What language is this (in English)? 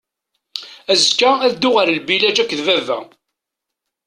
Kabyle